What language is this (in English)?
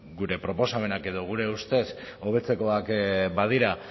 Basque